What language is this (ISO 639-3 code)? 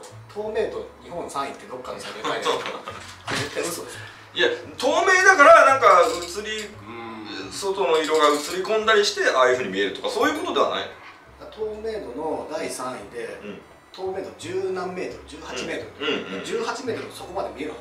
jpn